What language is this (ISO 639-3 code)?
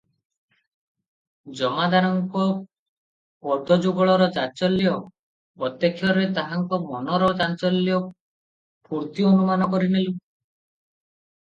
ori